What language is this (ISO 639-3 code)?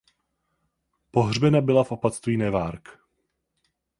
ces